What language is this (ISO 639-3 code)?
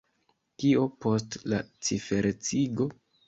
epo